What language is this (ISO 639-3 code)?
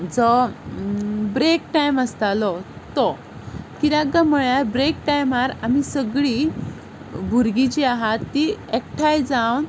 kok